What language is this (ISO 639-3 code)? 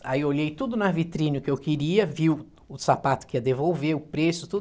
por